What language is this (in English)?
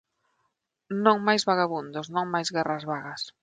Galician